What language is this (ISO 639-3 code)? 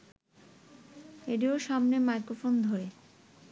ben